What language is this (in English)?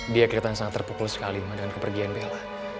Indonesian